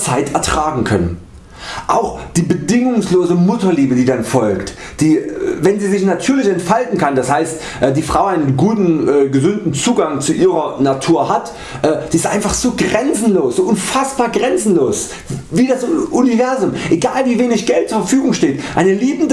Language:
German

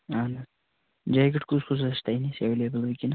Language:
Kashmiri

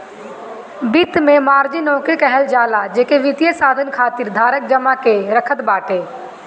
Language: Bhojpuri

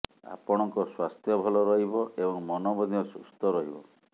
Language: Odia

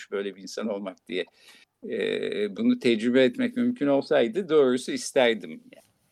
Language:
Turkish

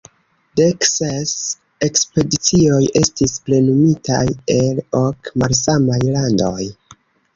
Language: Esperanto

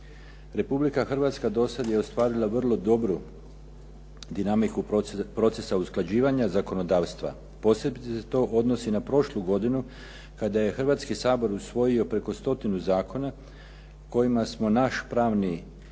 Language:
Croatian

